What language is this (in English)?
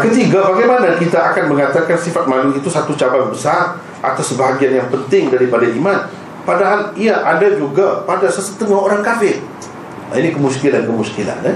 Malay